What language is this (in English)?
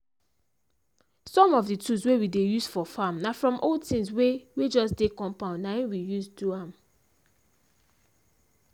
Nigerian Pidgin